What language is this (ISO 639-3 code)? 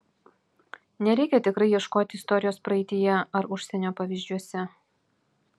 lit